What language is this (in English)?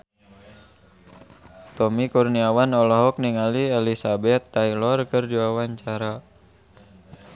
Sundanese